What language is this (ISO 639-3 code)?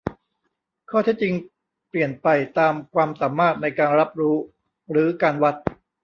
tha